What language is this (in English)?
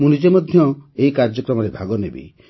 Odia